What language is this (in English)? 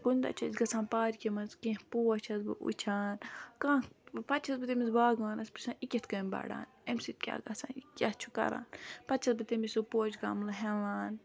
Kashmiri